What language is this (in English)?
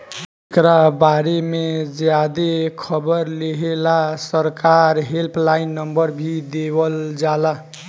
Bhojpuri